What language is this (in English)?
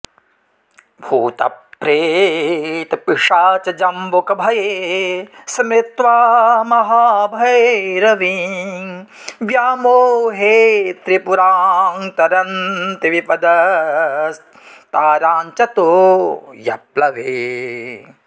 Sanskrit